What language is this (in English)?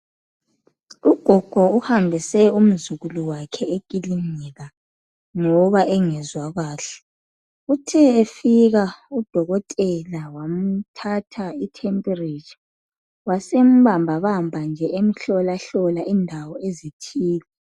North Ndebele